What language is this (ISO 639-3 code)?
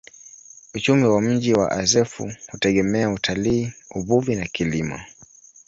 swa